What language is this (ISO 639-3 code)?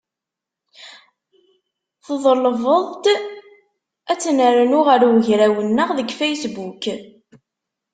kab